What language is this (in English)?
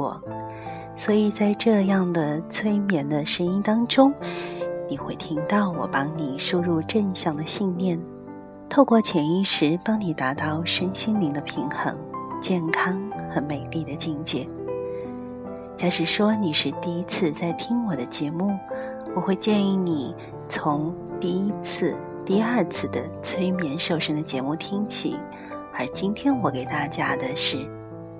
Chinese